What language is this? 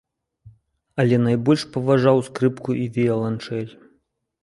Belarusian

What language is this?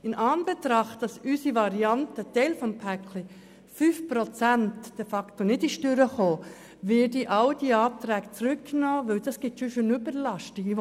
Swiss German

